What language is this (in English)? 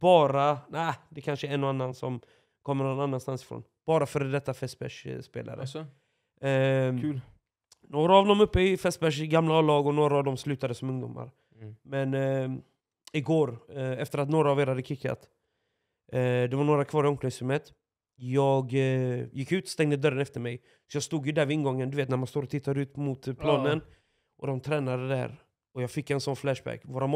Swedish